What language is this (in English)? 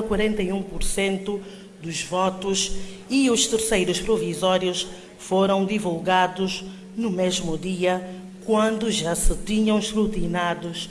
Portuguese